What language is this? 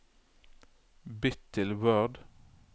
Norwegian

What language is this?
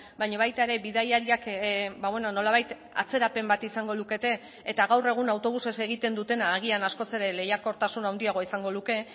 Basque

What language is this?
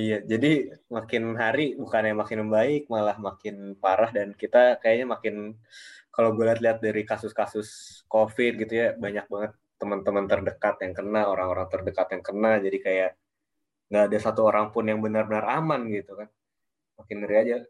Indonesian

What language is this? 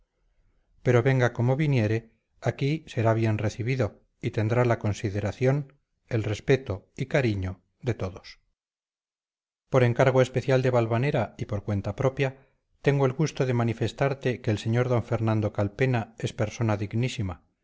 Spanish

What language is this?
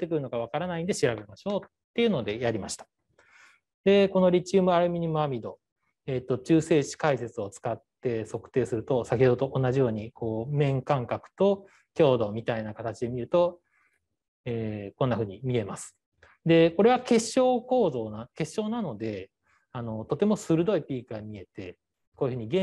Japanese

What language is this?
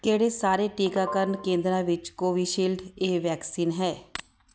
Punjabi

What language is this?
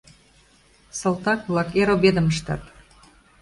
Mari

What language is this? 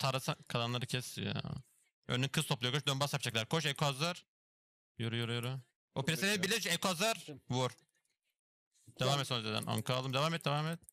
Turkish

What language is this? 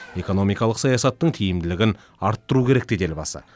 Kazakh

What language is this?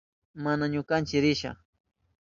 Southern Pastaza Quechua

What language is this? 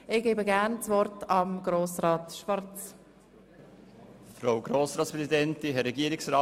Swiss German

